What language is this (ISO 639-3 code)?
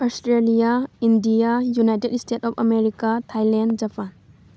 mni